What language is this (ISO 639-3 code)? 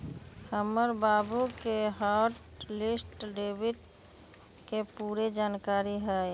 mag